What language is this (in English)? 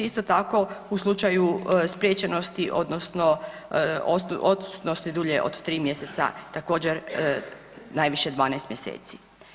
Croatian